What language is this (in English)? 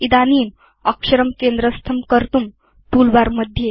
Sanskrit